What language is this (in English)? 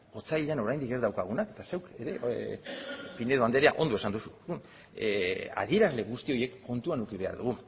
Basque